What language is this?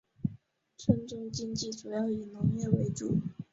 Chinese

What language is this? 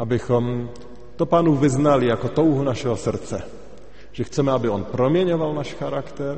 Czech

